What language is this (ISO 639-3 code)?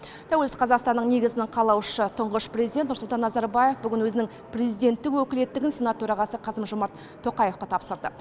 kaz